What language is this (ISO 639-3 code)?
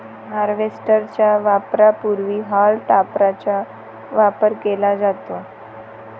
mar